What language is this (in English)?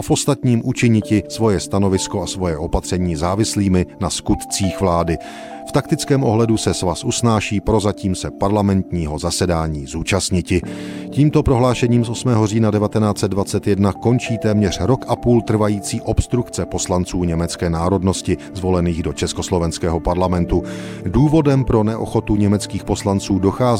Czech